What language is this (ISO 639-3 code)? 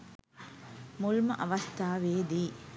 sin